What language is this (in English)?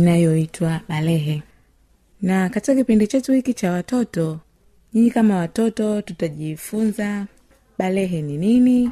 Swahili